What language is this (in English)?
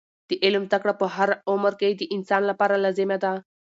Pashto